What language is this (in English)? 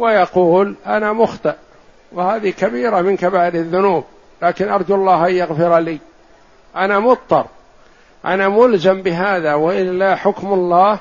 Arabic